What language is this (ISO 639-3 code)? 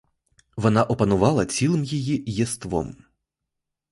ukr